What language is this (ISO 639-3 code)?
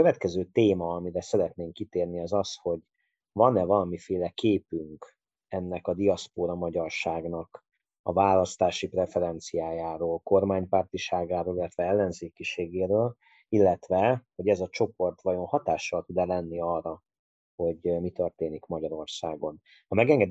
hun